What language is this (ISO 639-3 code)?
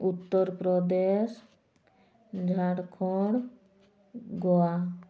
ori